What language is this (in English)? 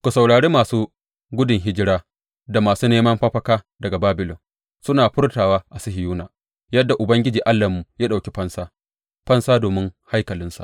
Hausa